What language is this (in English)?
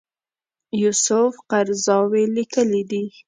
Pashto